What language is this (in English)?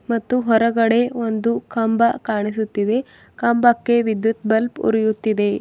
Kannada